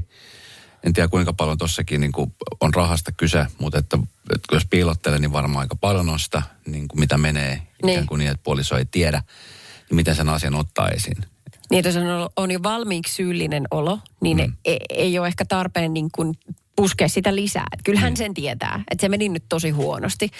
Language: Finnish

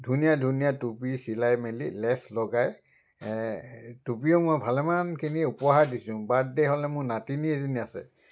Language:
Assamese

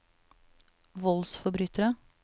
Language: Norwegian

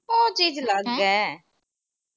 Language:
Punjabi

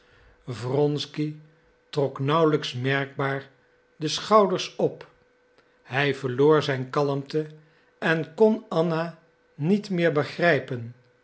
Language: Dutch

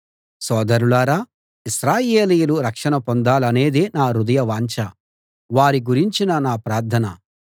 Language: Telugu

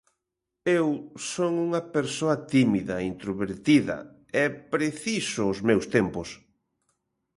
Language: Galician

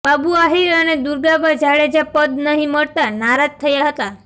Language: Gujarati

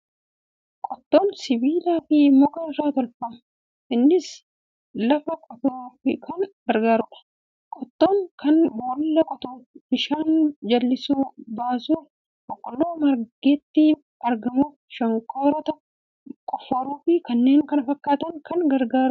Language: Oromo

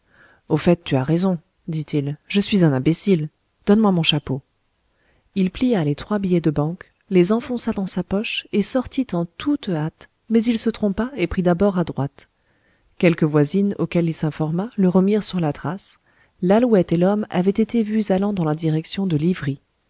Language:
French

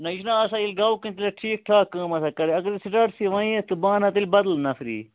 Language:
Kashmiri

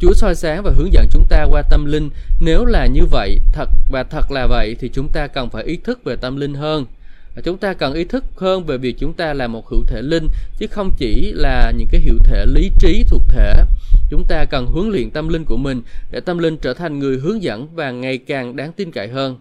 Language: Vietnamese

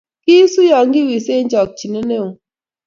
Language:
Kalenjin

